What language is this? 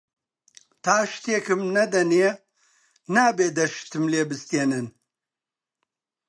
Central Kurdish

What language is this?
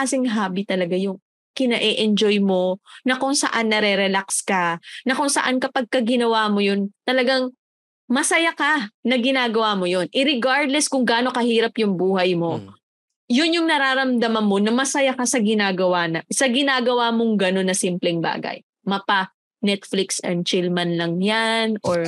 Filipino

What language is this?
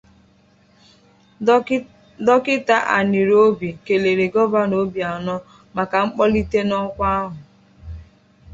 Igbo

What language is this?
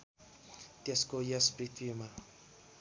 Nepali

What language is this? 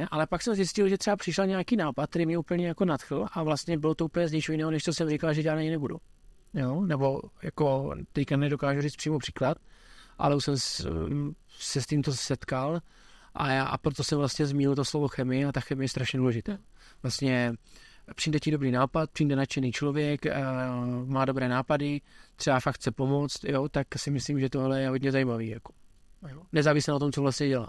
Czech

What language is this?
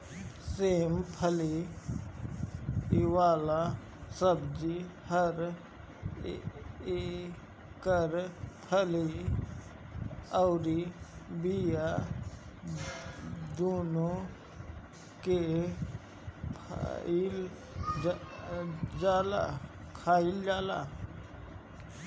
Bhojpuri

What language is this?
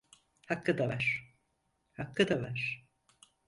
Turkish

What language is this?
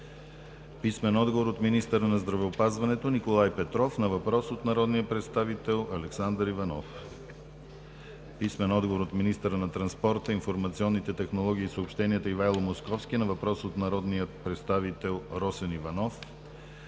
Bulgarian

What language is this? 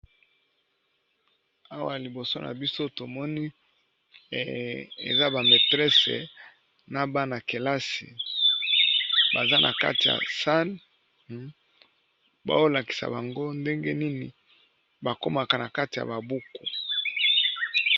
Lingala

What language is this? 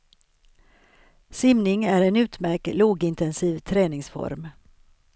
Swedish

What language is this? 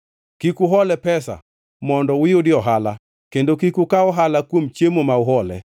Luo (Kenya and Tanzania)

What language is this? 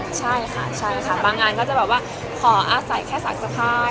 Thai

